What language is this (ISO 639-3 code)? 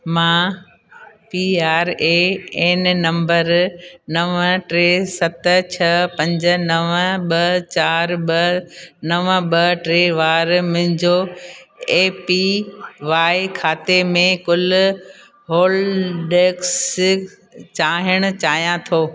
snd